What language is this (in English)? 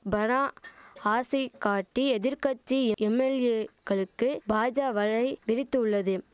Tamil